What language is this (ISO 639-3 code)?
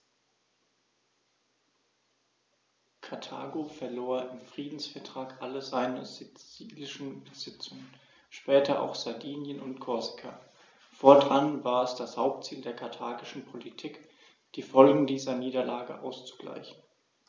deu